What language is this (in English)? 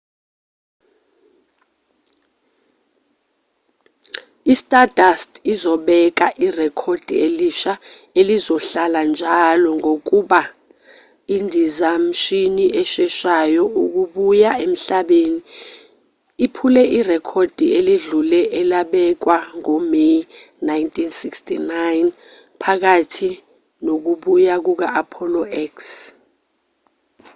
Zulu